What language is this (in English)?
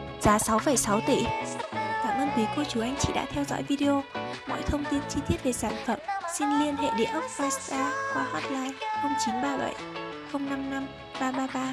Vietnamese